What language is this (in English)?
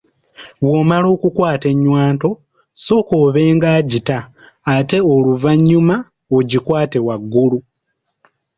Ganda